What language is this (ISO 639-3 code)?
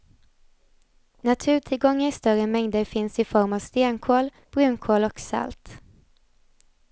swe